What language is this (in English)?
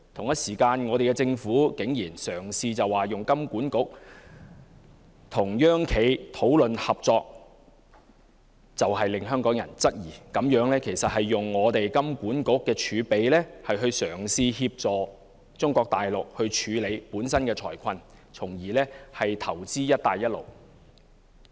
Cantonese